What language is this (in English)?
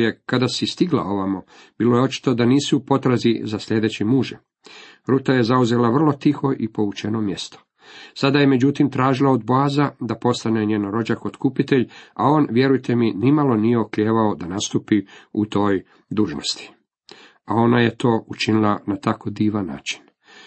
Croatian